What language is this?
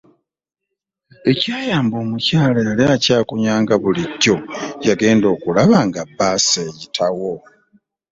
Ganda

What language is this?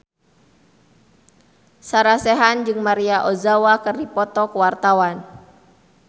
Sundanese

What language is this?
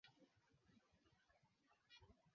Swahili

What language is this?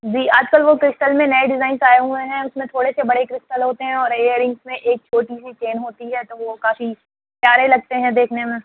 Urdu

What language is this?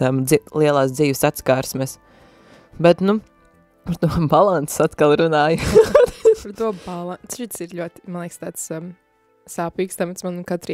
Latvian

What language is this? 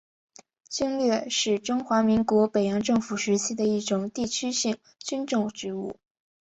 Chinese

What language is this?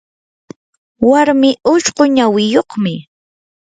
Yanahuanca Pasco Quechua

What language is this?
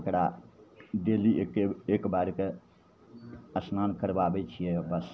Maithili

